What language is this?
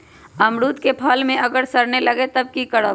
Magahi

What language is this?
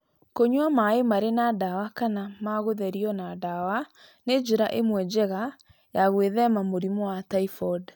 Kikuyu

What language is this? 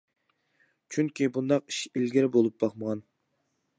Uyghur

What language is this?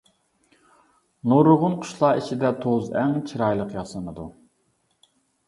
Uyghur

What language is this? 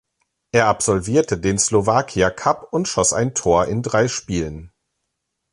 German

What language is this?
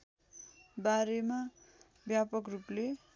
Nepali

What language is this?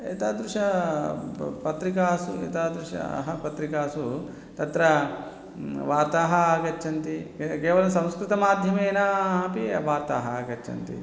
Sanskrit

